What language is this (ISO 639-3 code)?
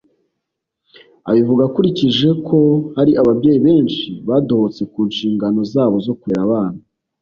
kin